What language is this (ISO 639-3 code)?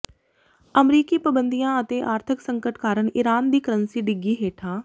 pan